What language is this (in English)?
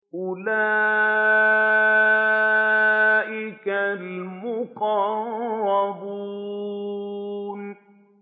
Arabic